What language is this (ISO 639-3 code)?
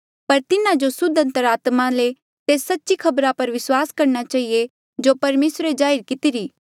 mjl